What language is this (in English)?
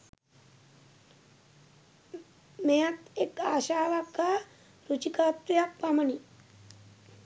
Sinhala